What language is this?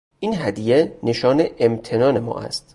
Persian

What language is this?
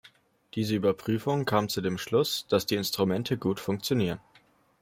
German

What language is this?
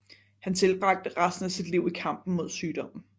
Danish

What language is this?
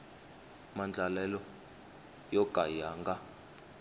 Tsonga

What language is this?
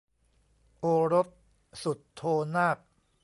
Thai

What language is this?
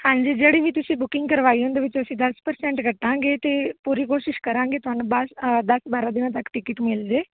Punjabi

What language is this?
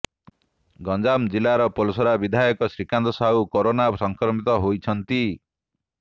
Odia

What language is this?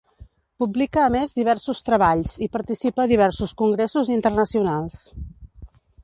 Catalan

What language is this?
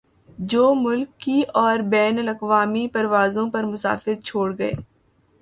Urdu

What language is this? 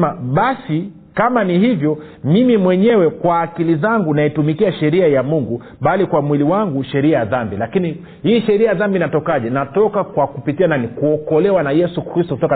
Swahili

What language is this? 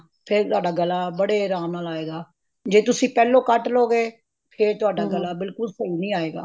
Punjabi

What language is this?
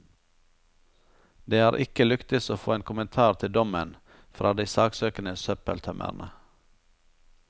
Norwegian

